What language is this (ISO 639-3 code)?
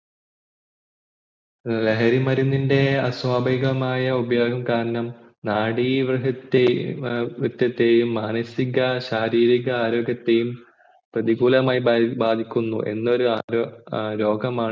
mal